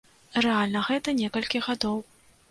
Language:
Belarusian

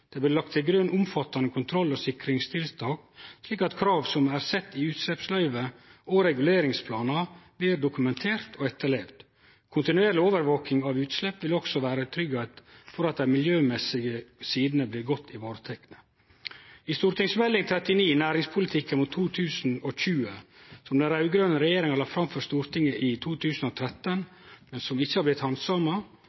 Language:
Norwegian Nynorsk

